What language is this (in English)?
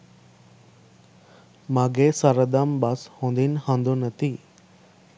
Sinhala